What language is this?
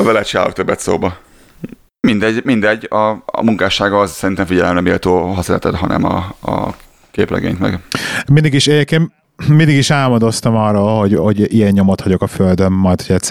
Hungarian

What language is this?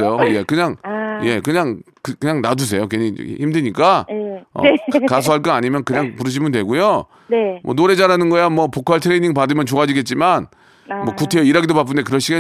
Korean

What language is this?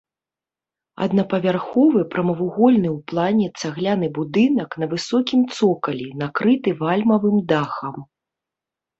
Belarusian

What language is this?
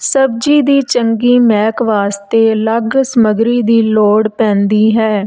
Punjabi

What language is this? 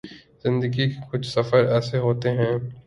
Urdu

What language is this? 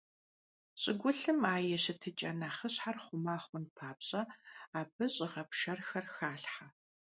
Kabardian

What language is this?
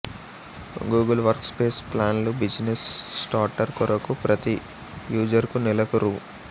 Telugu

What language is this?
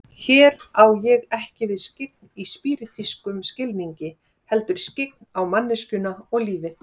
Icelandic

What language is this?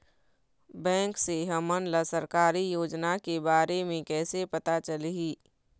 Chhattisgarhi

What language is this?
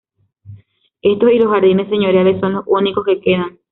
Spanish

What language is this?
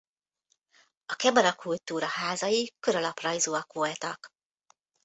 Hungarian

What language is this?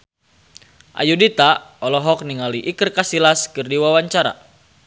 Sundanese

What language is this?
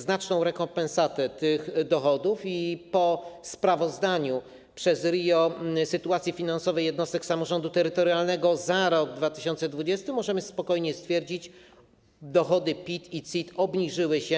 Polish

